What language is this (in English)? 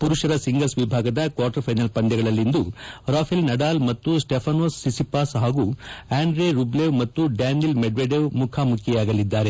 Kannada